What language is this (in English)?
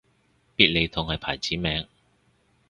Cantonese